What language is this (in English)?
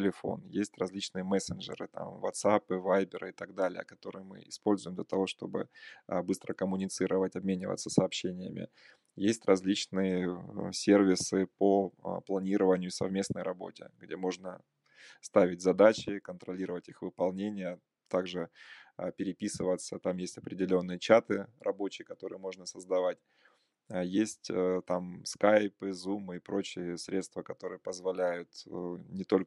Russian